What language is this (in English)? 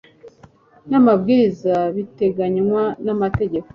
Kinyarwanda